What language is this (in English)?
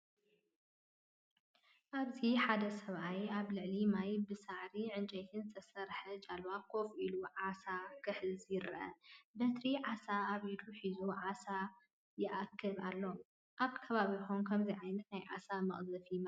Tigrinya